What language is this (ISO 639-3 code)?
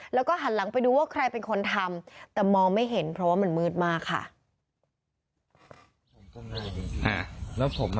tha